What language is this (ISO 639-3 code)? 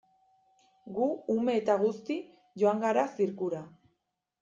eus